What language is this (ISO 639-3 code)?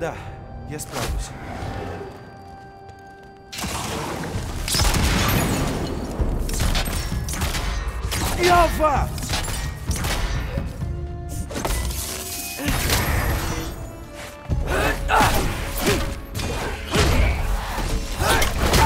rus